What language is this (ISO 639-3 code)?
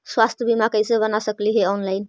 mag